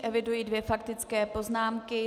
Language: Czech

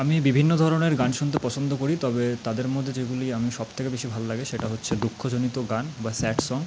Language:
Bangla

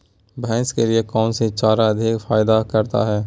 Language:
Magahi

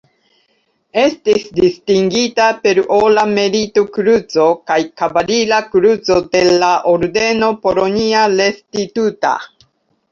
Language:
Esperanto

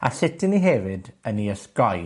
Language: Welsh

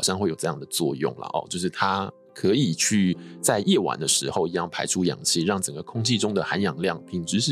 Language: Chinese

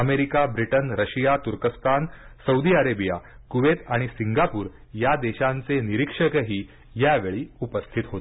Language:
Marathi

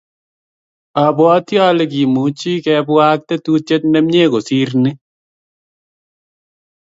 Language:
Kalenjin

